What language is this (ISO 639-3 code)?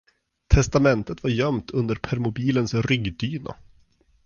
swe